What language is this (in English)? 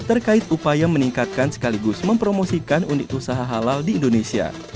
Indonesian